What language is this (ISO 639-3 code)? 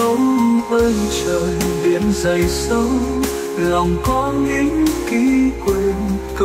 vie